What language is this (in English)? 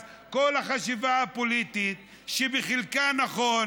Hebrew